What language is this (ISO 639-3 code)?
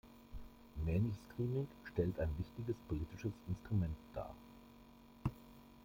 deu